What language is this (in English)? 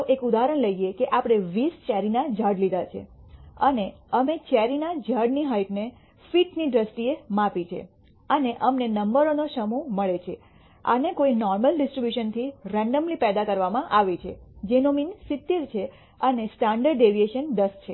Gujarati